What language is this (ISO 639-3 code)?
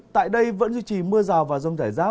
vie